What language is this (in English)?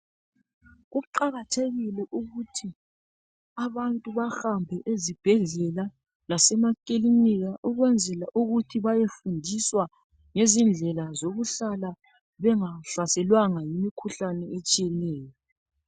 North Ndebele